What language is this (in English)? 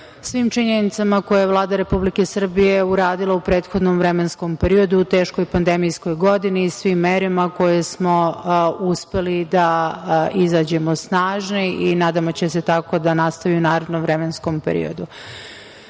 Serbian